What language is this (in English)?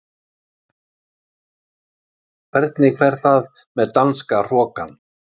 Icelandic